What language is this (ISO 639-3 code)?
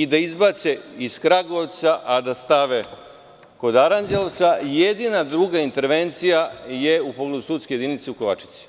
srp